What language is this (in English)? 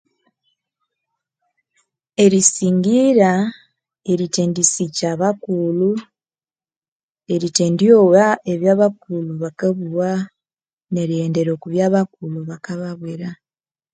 Konzo